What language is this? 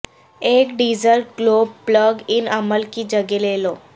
Urdu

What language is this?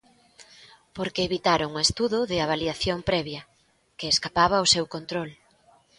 Galician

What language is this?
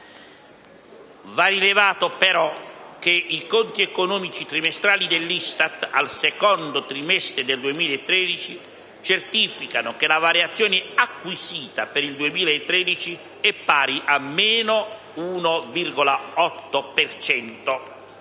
Italian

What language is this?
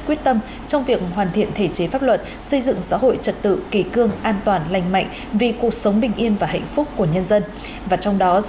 Vietnamese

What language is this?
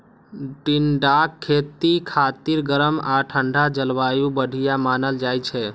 Maithili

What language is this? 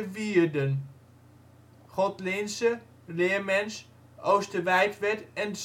Dutch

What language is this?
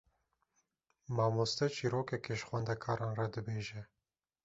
Kurdish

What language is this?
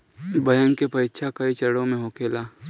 Bhojpuri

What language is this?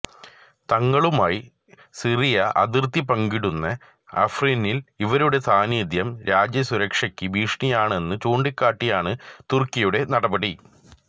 Malayalam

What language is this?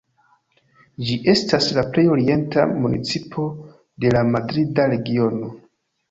Esperanto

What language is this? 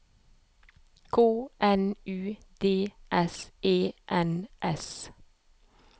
Norwegian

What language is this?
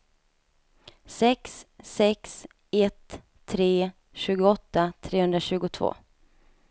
Swedish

